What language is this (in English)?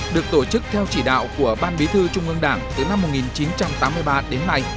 Vietnamese